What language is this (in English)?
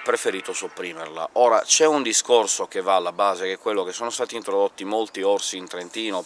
Italian